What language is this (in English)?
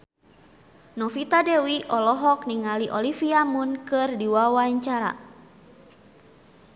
Sundanese